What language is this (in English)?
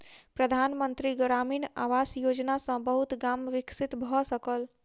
Maithili